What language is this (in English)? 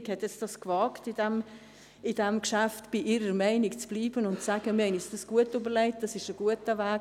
Swiss German